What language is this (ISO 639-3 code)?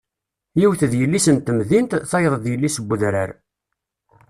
kab